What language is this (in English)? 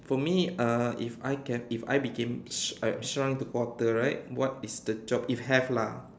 English